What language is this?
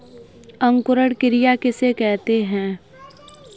Hindi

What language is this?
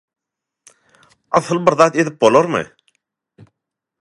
Turkmen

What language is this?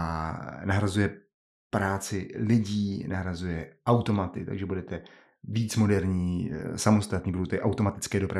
Czech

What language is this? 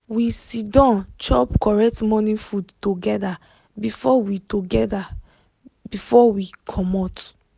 Nigerian Pidgin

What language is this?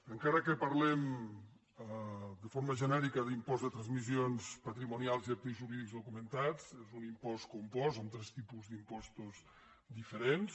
Catalan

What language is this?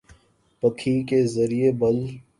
Urdu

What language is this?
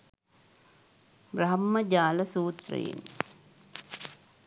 Sinhala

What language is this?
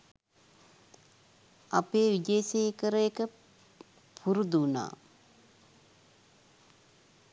Sinhala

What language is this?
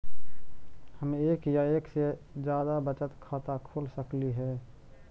Magahi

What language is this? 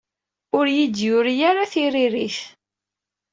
Kabyle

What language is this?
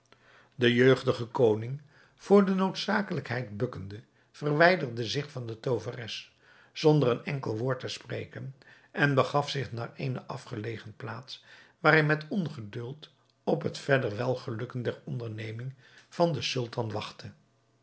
Dutch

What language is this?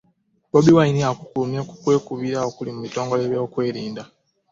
Ganda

